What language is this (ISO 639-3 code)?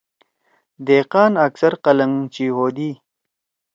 trw